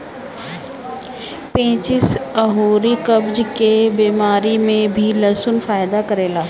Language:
Bhojpuri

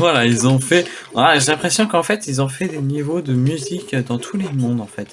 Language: French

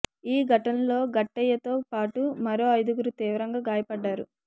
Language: Telugu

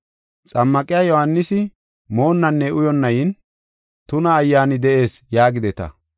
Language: Gofa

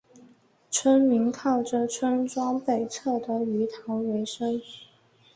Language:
Chinese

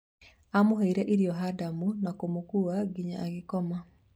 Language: Kikuyu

